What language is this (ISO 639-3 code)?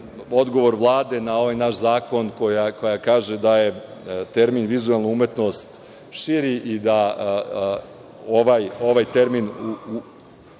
srp